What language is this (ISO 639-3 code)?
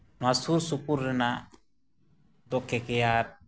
sat